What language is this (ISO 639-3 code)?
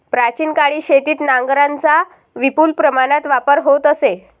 mar